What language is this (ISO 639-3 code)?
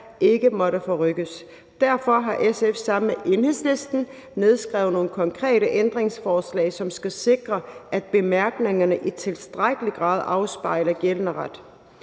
dan